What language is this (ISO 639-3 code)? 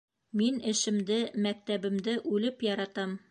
bak